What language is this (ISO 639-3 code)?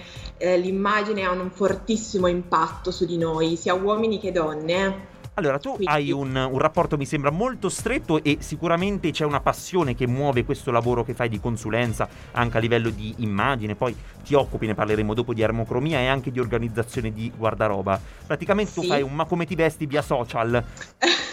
ita